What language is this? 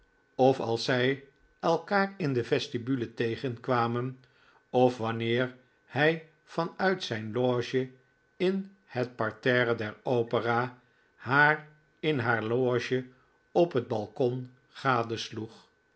Dutch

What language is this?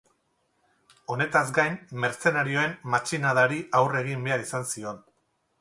Basque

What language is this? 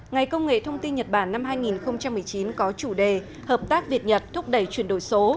Vietnamese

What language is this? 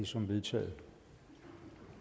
Danish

